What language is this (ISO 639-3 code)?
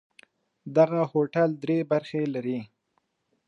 pus